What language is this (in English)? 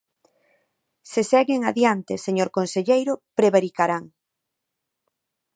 Galician